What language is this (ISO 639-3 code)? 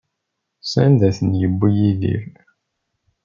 kab